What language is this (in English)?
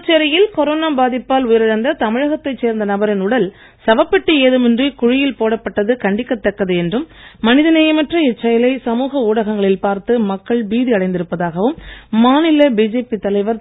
Tamil